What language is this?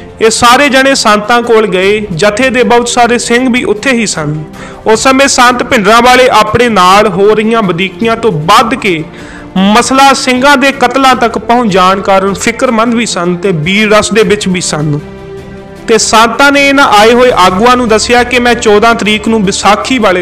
Hindi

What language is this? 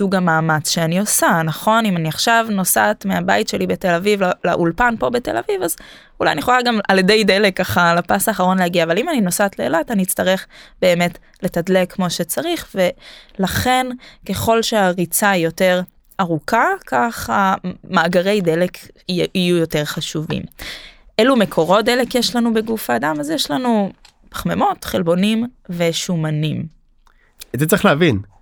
Hebrew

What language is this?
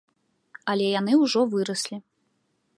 Belarusian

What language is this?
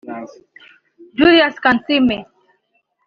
Kinyarwanda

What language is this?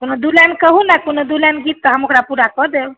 Maithili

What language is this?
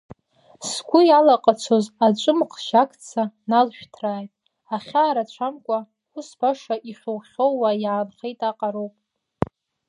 Abkhazian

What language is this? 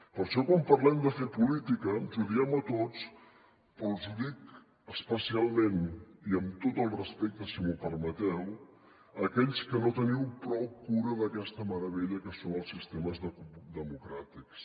Catalan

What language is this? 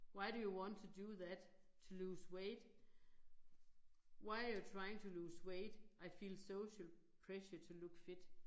Danish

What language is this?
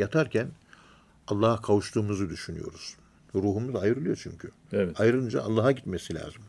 Turkish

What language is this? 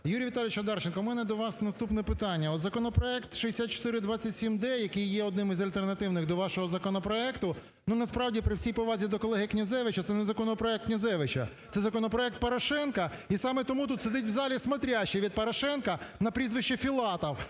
Ukrainian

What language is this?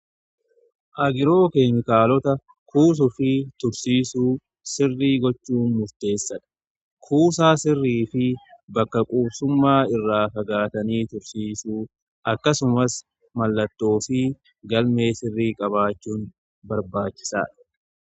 Oromo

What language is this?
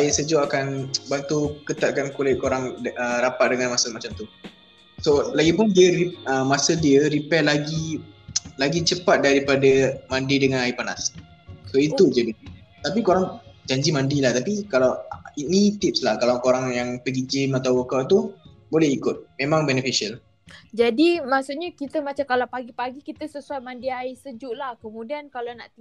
Malay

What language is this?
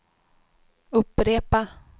Swedish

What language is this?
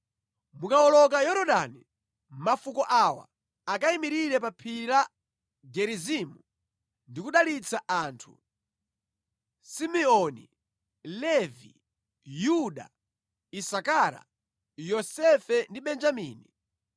Nyanja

